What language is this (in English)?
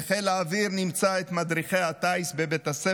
Hebrew